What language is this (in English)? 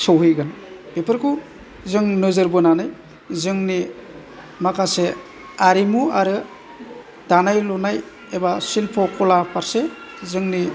Bodo